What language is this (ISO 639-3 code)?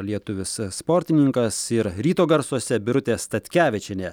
lit